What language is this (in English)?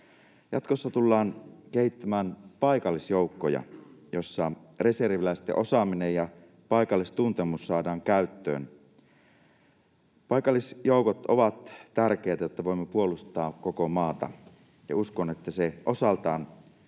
Finnish